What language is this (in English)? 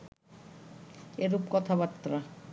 Bangla